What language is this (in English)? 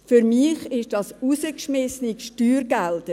Swiss German